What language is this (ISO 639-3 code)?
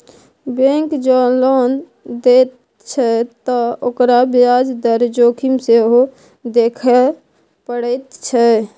mai